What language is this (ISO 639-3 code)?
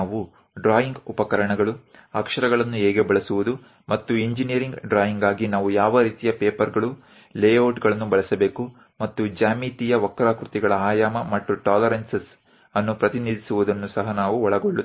guj